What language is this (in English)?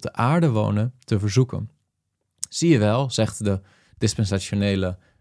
Dutch